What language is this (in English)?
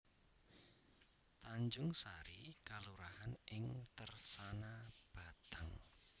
Javanese